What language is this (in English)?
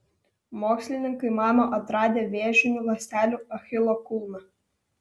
Lithuanian